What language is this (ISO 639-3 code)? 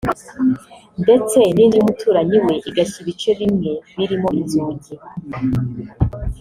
kin